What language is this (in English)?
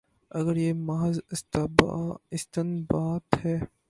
Urdu